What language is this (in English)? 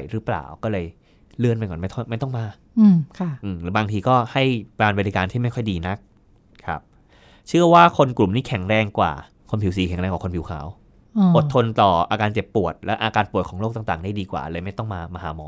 Thai